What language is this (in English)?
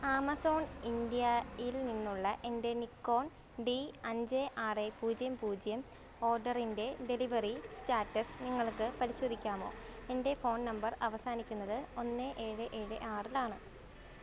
Malayalam